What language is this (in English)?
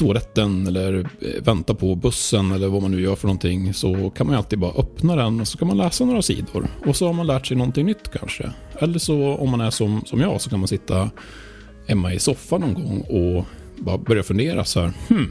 Swedish